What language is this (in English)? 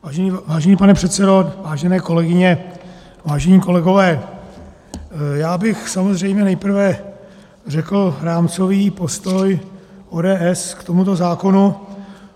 Czech